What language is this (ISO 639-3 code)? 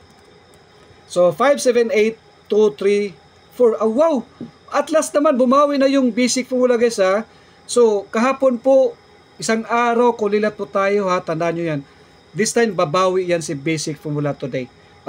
fil